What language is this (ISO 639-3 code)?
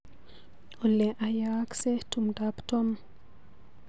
kln